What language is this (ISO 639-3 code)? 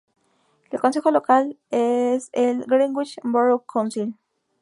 spa